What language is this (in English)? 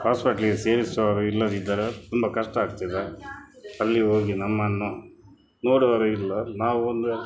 Kannada